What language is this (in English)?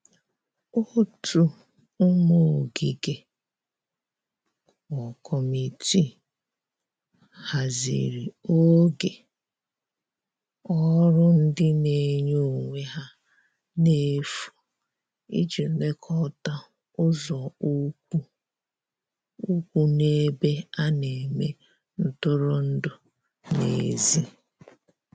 Igbo